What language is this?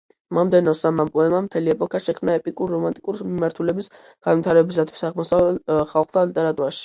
Georgian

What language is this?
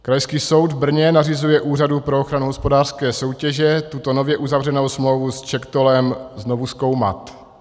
Czech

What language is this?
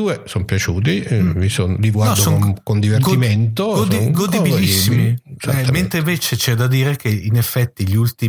Italian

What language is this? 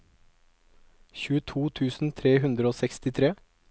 Norwegian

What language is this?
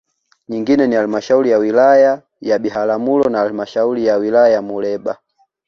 Swahili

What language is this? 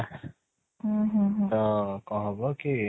Odia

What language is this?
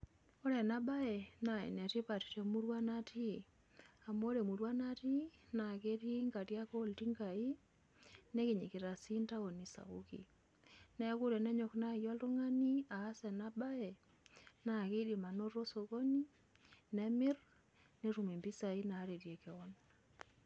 Masai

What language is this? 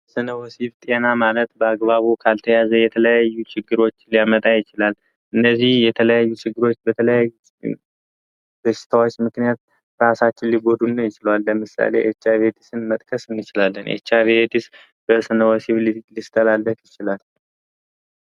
Amharic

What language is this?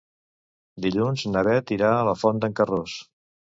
Catalan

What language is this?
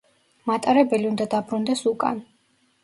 Georgian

